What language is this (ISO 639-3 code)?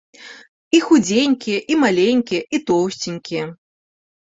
bel